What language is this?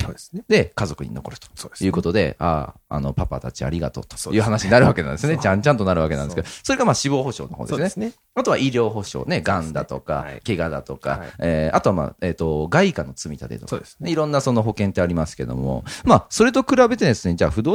Japanese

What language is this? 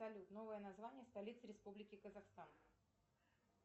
Russian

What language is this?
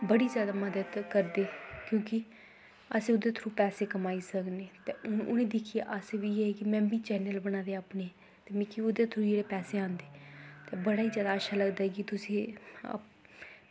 Dogri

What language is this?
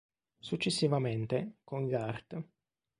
Italian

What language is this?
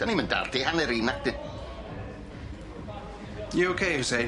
Welsh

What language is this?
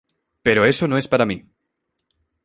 Spanish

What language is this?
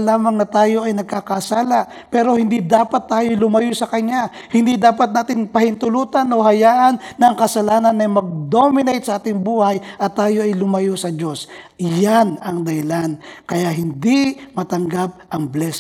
Filipino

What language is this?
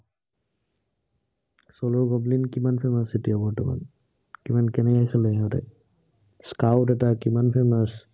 Assamese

